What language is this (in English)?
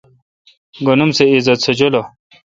Kalkoti